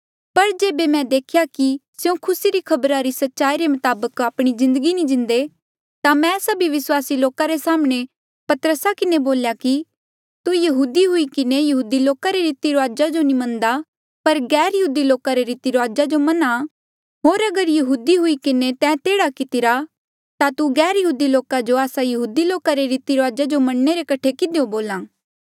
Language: Mandeali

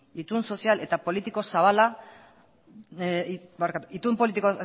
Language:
Basque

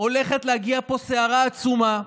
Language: Hebrew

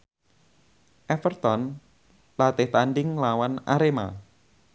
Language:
Javanese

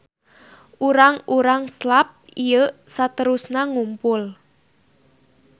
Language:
Sundanese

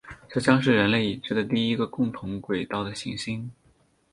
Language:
Chinese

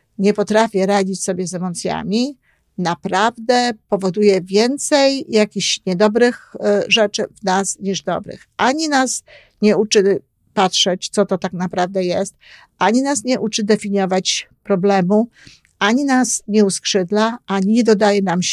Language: Polish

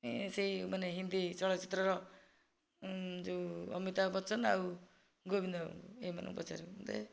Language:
Odia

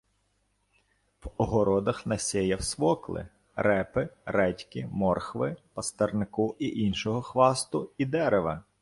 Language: Ukrainian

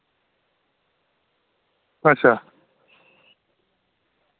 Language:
Dogri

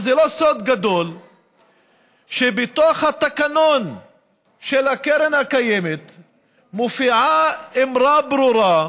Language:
Hebrew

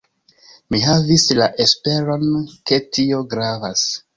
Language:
Esperanto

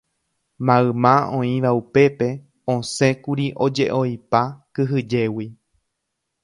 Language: Guarani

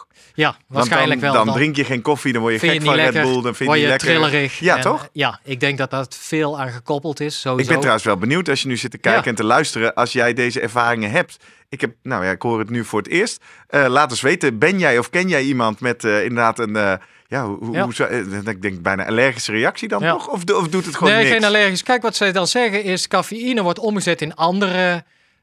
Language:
Dutch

